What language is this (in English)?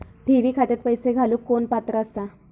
Marathi